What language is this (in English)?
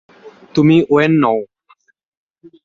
Bangla